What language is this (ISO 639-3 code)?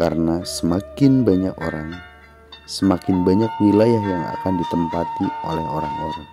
ind